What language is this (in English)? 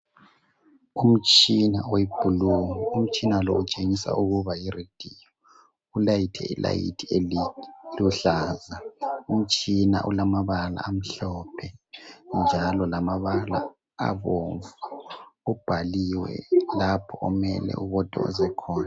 North Ndebele